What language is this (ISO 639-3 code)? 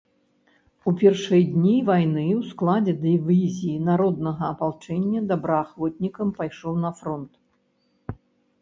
bel